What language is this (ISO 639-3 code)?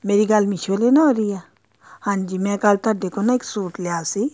pan